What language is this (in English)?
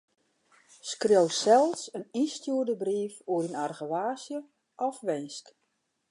Western Frisian